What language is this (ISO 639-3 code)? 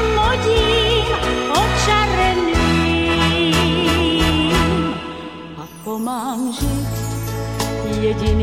hrv